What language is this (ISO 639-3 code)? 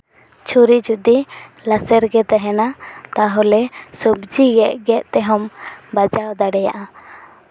sat